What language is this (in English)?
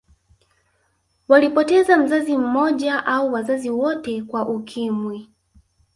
Swahili